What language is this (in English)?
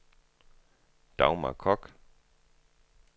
Danish